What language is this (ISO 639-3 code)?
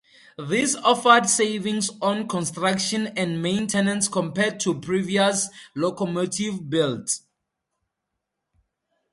eng